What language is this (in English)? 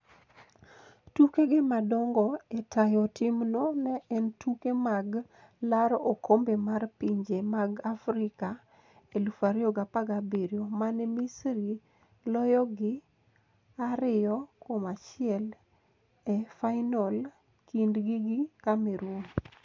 Luo (Kenya and Tanzania)